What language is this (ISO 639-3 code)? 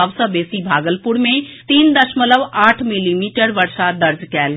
mai